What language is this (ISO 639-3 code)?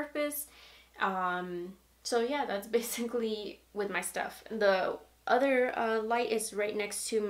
eng